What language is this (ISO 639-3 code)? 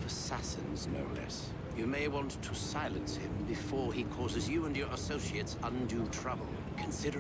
pol